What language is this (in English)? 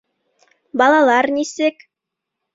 Bashkir